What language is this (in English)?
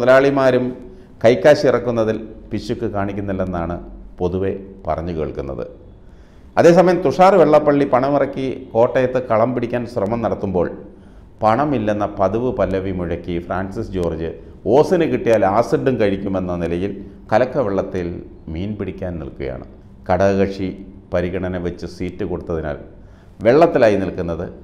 Malayalam